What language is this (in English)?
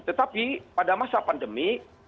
Indonesian